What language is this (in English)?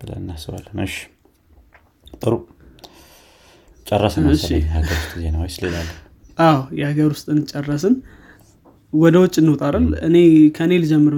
Amharic